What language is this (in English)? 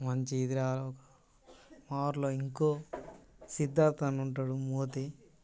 Telugu